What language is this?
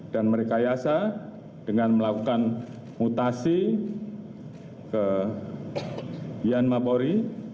Indonesian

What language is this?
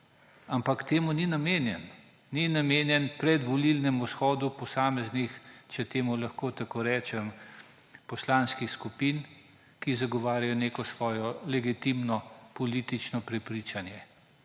Slovenian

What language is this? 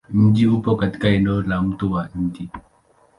Swahili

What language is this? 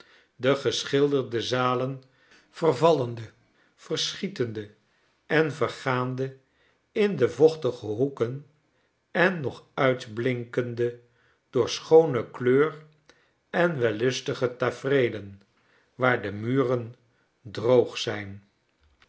Dutch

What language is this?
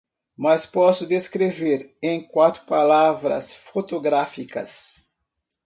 Portuguese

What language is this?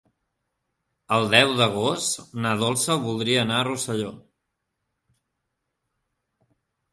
Catalan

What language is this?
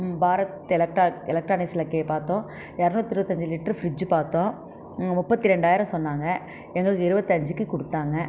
Tamil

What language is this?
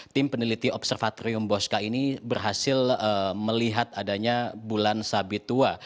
Indonesian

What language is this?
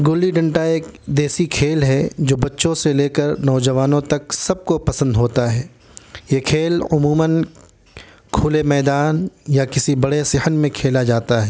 Urdu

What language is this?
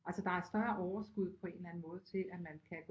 Danish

